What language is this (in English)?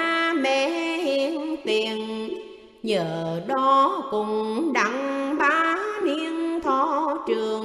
Vietnamese